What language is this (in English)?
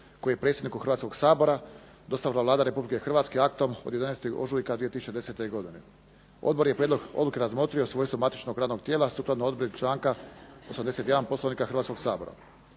Croatian